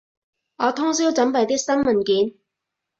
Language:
Cantonese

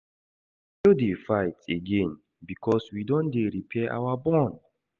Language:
Nigerian Pidgin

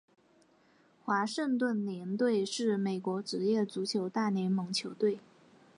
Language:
Chinese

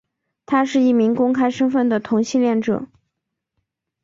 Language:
Chinese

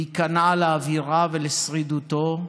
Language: Hebrew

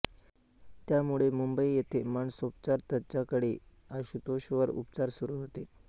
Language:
Marathi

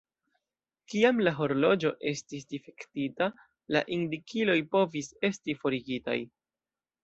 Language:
Esperanto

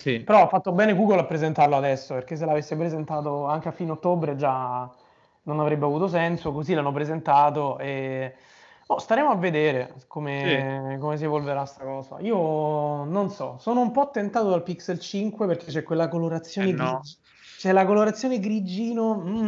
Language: Italian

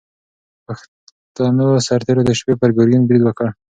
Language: Pashto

